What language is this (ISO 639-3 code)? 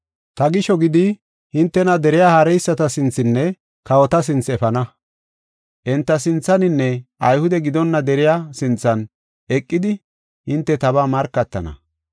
gof